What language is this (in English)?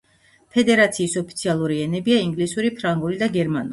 Georgian